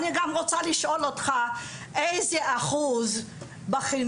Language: Hebrew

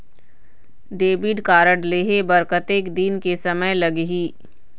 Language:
Chhattisgarhi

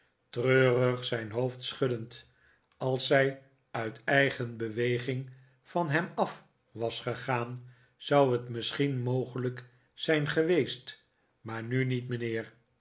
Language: Dutch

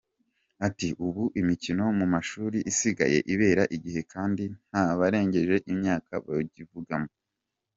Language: Kinyarwanda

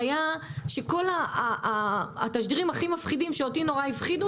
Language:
Hebrew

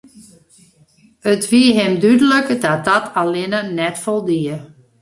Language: Western Frisian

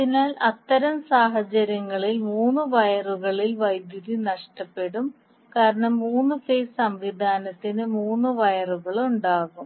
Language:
Malayalam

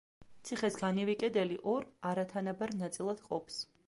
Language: Georgian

